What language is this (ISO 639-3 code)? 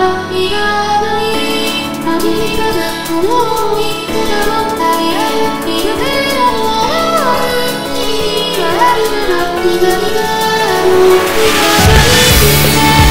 jpn